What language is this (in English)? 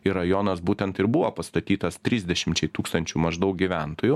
Lithuanian